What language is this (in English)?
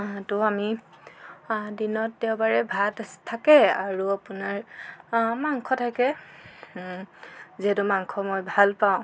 Assamese